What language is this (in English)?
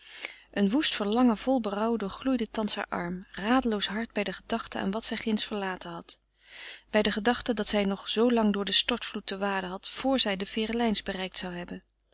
Dutch